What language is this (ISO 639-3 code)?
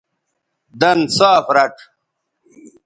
btv